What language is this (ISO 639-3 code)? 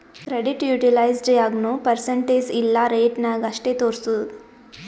kan